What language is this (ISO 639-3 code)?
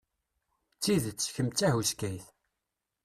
kab